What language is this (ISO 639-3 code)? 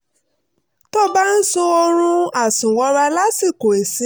yor